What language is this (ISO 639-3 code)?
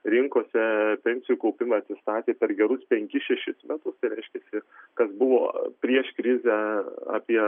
lit